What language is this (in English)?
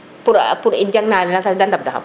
Serer